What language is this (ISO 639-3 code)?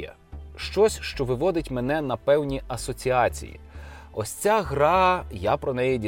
ukr